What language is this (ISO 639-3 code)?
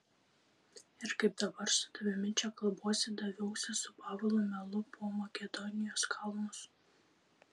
lit